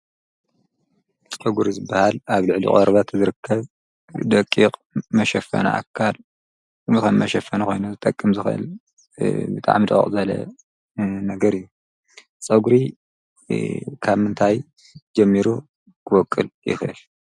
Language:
Tigrinya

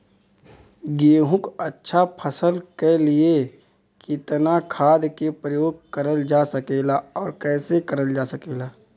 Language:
Bhojpuri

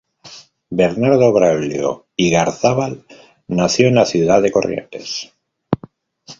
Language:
Spanish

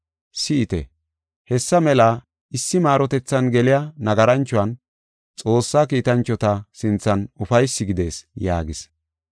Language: Gofa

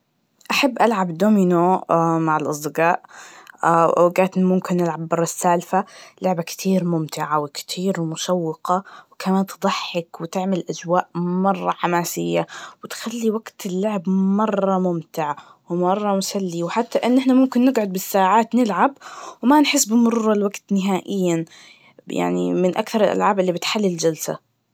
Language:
Najdi Arabic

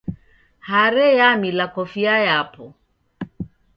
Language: Taita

